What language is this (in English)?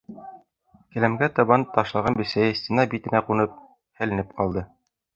Bashkir